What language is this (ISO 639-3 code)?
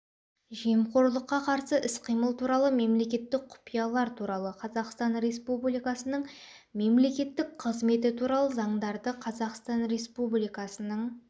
kaz